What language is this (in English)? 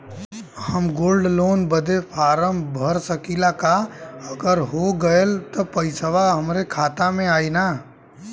Bhojpuri